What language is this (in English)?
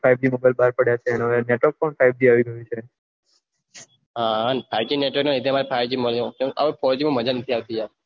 Gujarati